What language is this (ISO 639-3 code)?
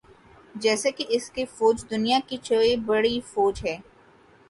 urd